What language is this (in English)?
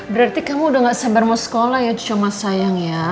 Indonesian